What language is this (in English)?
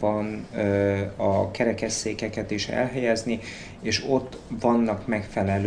Hungarian